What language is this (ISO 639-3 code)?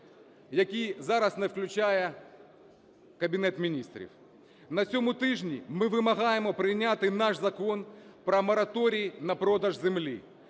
ukr